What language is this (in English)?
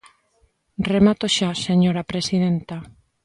Galician